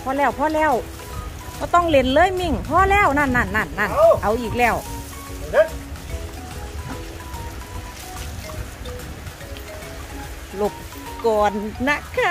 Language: Thai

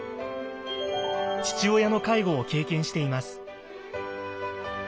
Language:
Japanese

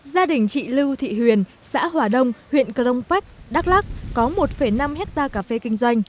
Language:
Vietnamese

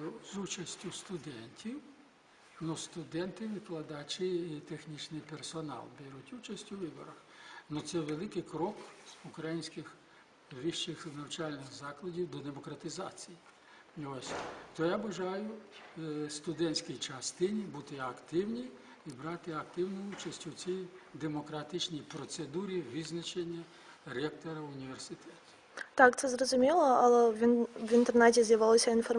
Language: Russian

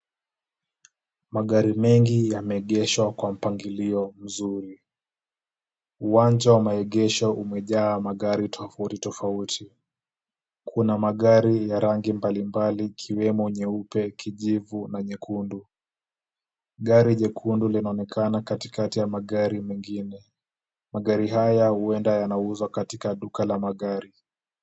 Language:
Swahili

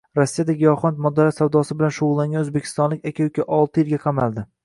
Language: Uzbek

